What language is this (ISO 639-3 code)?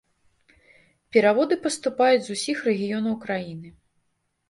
bel